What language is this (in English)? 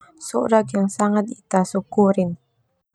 Termanu